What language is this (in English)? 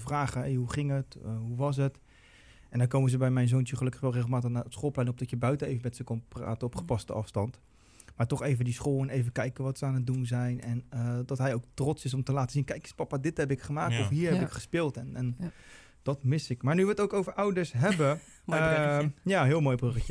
Dutch